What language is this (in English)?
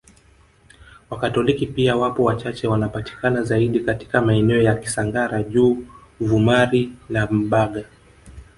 Swahili